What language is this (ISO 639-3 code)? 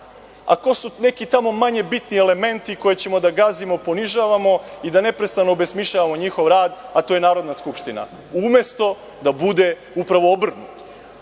srp